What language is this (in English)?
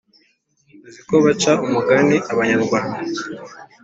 Kinyarwanda